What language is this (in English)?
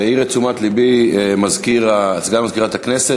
Hebrew